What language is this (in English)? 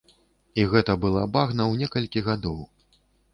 Belarusian